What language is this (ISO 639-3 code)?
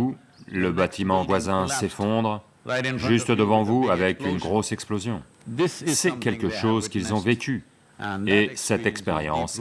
fra